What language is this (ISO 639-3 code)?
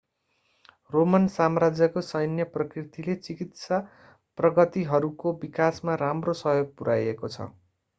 nep